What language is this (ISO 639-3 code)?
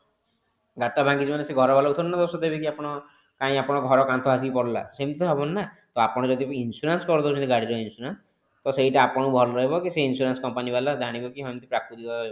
ori